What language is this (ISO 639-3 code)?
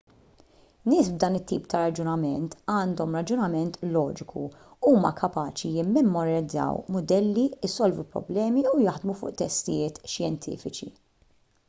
mlt